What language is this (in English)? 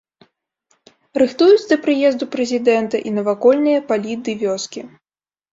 Belarusian